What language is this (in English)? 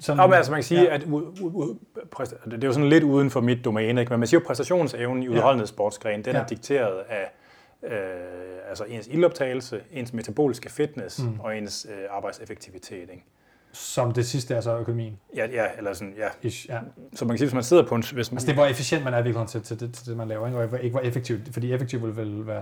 Danish